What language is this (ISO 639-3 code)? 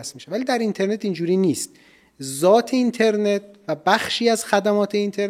fas